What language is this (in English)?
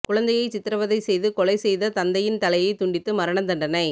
Tamil